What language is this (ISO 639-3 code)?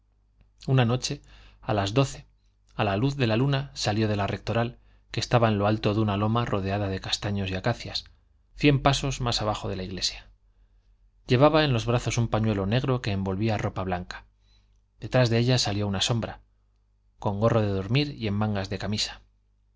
spa